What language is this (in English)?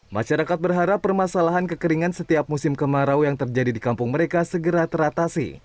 Indonesian